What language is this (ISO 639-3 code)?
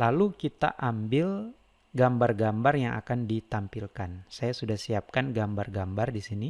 ind